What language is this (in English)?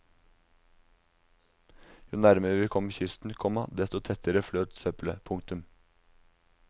Norwegian